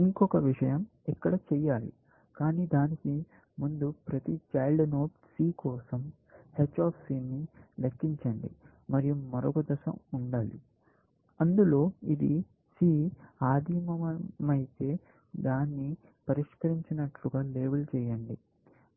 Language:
Telugu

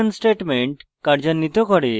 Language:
Bangla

